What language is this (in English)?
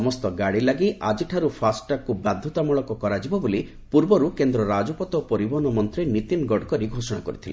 Odia